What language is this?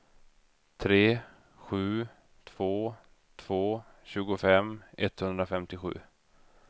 Swedish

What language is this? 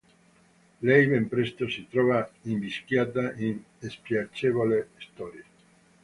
Italian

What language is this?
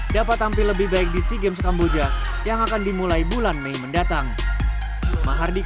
Indonesian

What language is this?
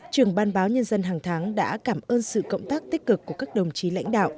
Vietnamese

